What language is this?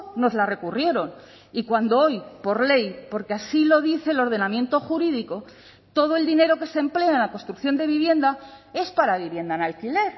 Spanish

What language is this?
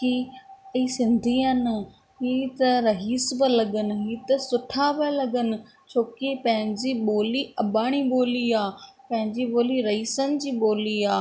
Sindhi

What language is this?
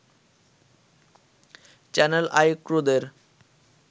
Bangla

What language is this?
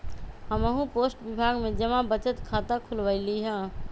Magahi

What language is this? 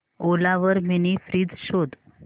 Marathi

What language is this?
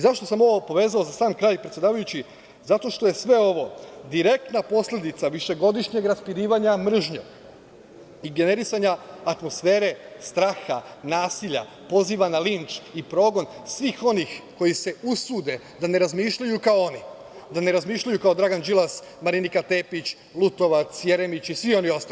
Serbian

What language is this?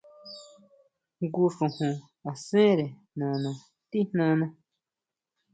Huautla Mazatec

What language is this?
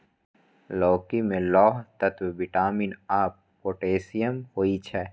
Maithili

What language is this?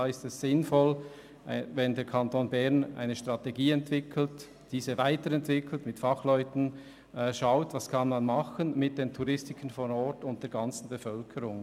Swiss German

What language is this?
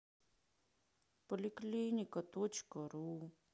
Russian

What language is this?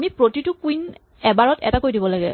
Assamese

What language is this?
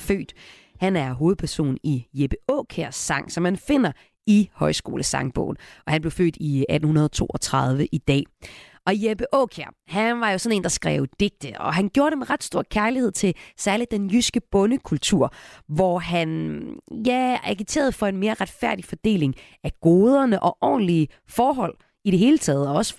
Danish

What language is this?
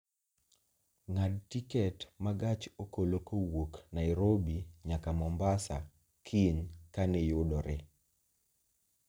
Luo (Kenya and Tanzania)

